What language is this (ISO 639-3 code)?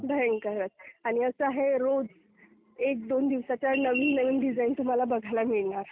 mar